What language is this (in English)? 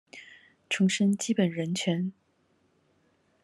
Chinese